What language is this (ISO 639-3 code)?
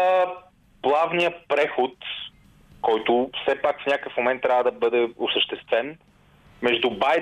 bul